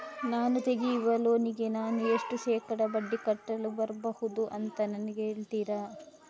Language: Kannada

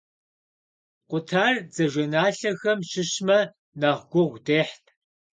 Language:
Kabardian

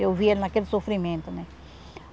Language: Portuguese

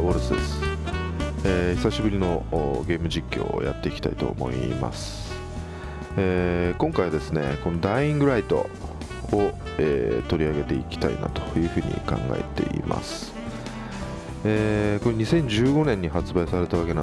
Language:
Japanese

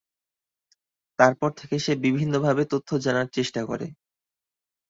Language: Bangla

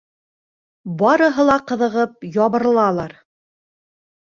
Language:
Bashkir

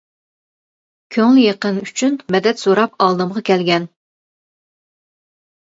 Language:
Uyghur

